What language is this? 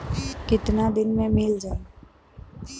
Bhojpuri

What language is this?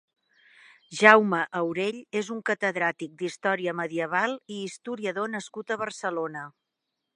Catalan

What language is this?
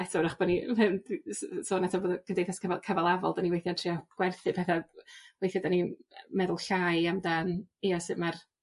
Welsh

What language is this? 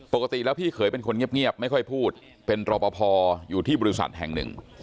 Thai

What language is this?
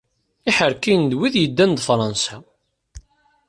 Kabyle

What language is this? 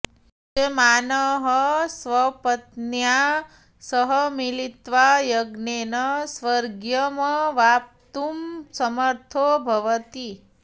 Sanskrit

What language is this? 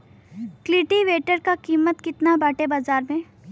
Bhojpuri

